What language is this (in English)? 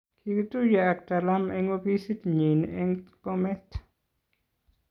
Kalenjin